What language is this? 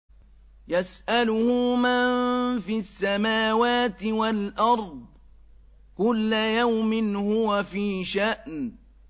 Arabic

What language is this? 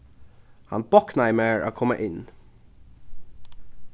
Faroese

